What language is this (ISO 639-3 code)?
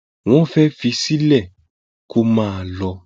yor